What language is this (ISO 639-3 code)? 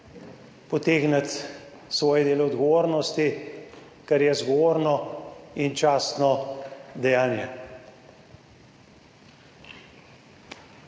slv